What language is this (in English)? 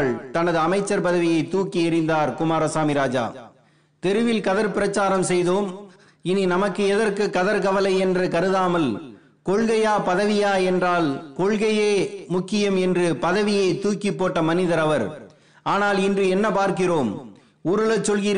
Tamil